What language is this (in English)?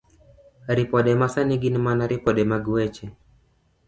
Luo (Kenya and Tanzania)